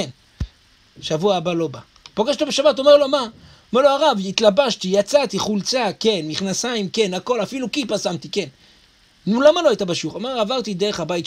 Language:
Hebrew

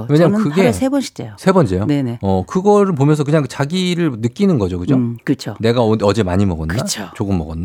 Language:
Korean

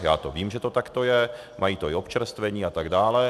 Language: Czech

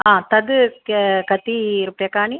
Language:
Sanskrit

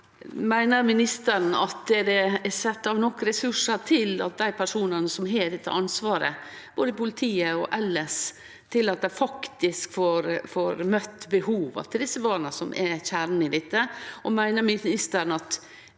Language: Norwegian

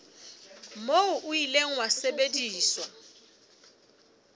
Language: Southern Sotho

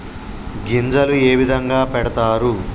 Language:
Telugu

